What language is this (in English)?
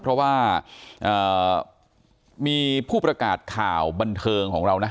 Thai